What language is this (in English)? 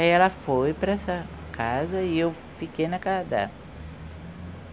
Portuguese